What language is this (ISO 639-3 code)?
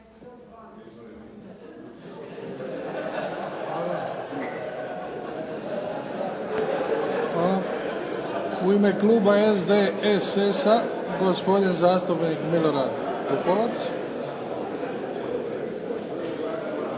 hrv